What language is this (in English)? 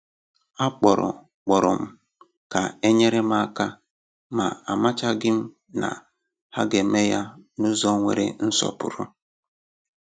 Igbo